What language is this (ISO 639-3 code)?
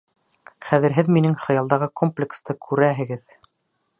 bak